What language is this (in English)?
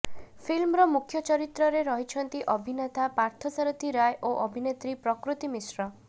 Odia